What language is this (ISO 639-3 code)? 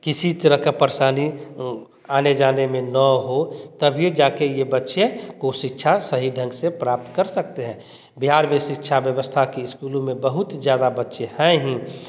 hin